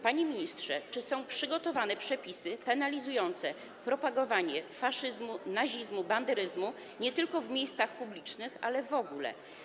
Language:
Polish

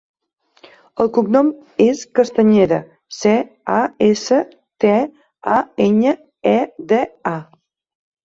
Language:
Catalan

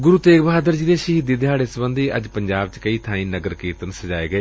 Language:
Punjabi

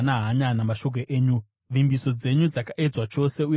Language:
Shona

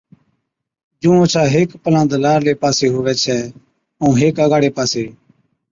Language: Od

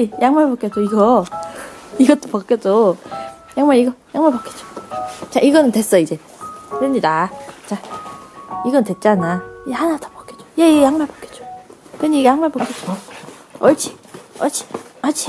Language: Korean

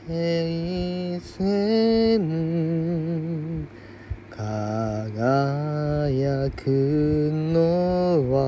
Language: Japanese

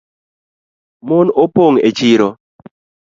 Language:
Luo (Kenya and Tanzania)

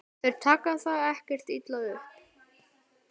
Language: Icelandic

